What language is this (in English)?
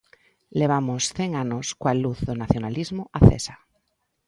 Galician